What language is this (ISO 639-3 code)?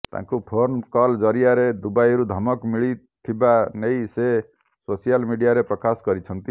ori